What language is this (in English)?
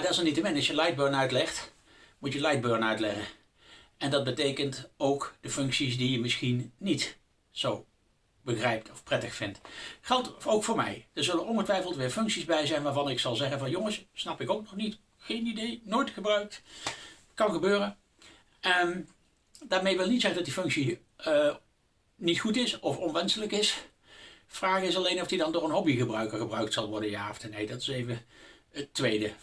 Dutch